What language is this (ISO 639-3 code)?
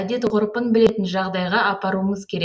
kaz